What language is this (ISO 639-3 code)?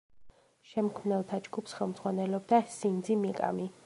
kat